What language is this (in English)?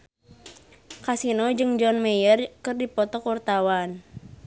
Sundanese